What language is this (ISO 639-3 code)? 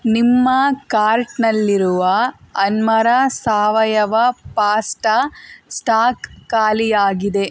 kan